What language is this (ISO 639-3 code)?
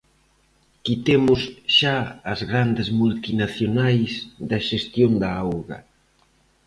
glg